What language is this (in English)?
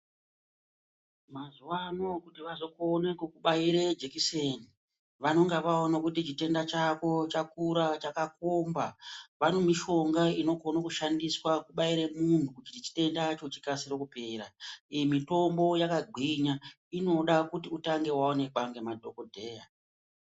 Ndau